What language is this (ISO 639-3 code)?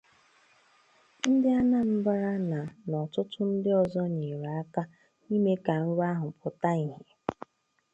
ibo